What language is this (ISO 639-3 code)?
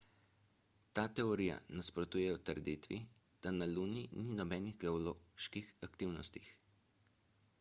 slv